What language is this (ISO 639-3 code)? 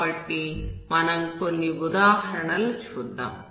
tel